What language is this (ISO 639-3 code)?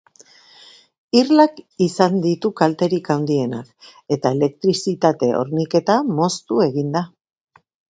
eus